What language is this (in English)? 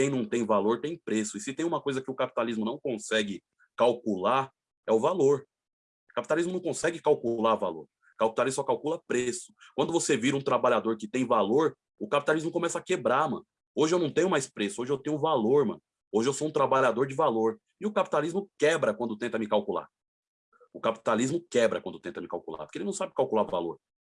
Portuguese